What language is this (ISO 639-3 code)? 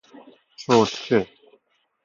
fas